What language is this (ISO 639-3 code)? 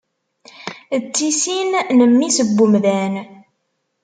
kab